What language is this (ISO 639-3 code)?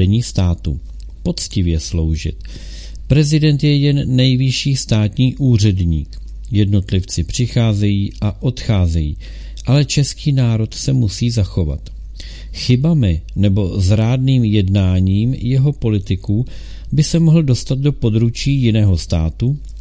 ces